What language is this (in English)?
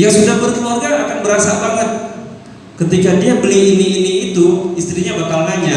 Indonesian